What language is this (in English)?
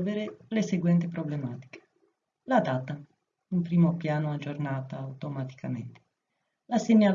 Italian